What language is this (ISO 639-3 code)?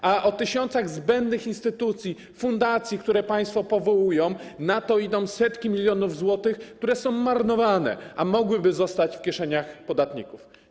pol